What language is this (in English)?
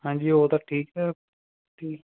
Punjabi